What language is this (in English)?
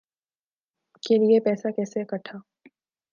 Urdu